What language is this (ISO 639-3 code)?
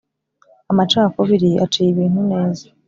kin